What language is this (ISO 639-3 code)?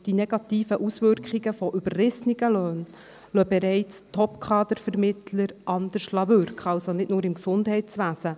gsw